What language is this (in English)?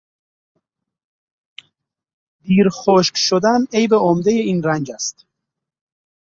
Persian